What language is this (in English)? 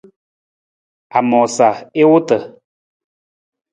Nawdm